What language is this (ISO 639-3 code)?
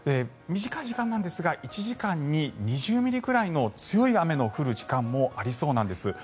jpn